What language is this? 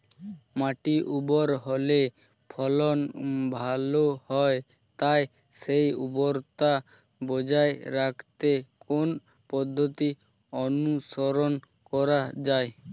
Bangla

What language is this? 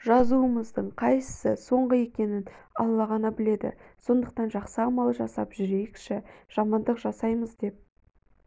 Kazakh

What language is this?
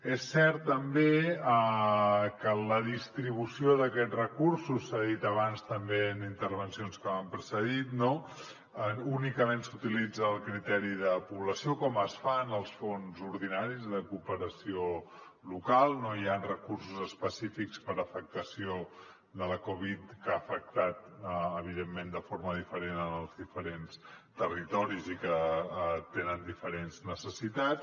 Catalan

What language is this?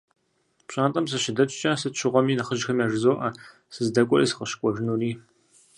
Kabardian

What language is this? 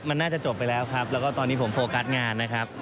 Thai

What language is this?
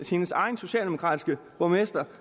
Danish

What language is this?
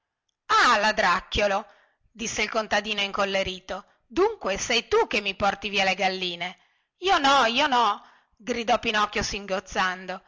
Italian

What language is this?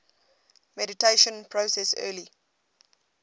English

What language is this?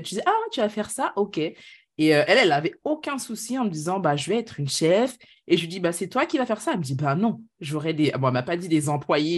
French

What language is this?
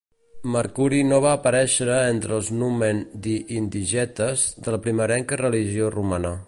Catalan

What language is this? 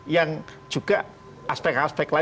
Indonesian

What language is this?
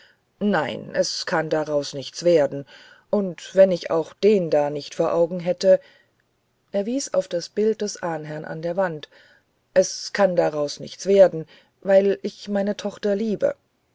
German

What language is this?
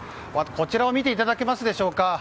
Japanese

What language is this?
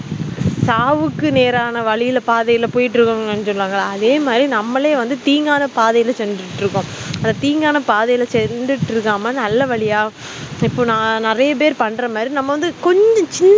Tamil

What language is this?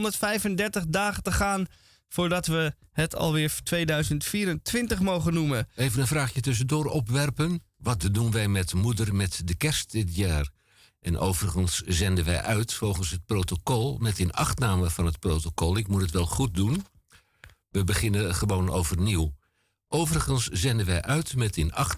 Dutch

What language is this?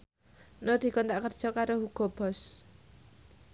Javanese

